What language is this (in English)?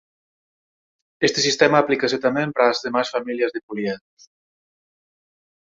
Galician